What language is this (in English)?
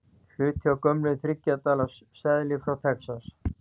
Icelandic